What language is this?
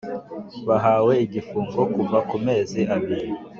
Kinyarwanda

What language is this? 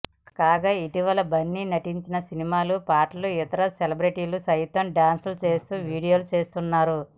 Telugu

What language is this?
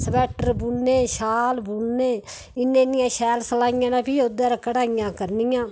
Dogri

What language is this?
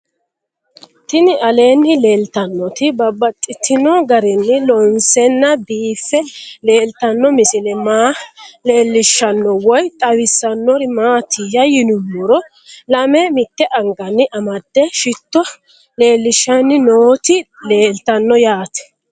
Sidamo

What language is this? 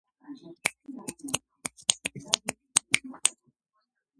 Georgian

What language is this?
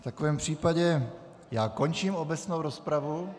Czech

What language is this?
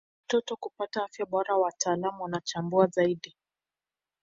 Swahili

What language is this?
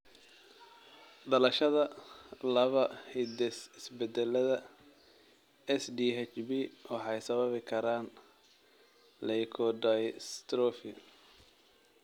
Somali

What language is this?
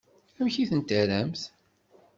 Kabyle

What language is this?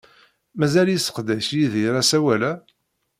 Kabyle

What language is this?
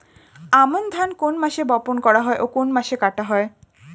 Bangla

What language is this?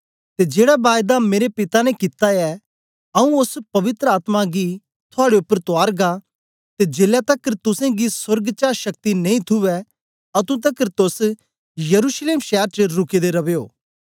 Dogri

